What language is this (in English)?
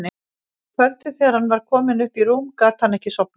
Icelandic